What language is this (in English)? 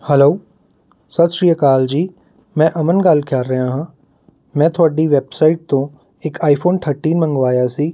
Punjabi